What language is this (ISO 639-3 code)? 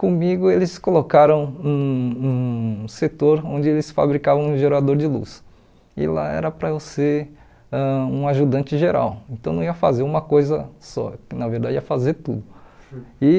por